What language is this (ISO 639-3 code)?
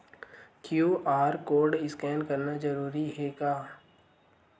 hne